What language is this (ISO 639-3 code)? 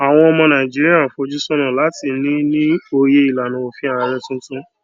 yor